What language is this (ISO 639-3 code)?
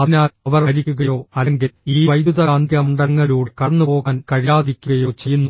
mal